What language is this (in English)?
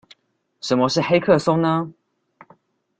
Chinese